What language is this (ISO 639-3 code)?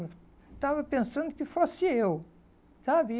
por